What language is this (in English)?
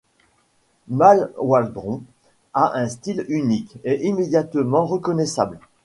French